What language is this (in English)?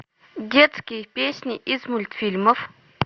Russian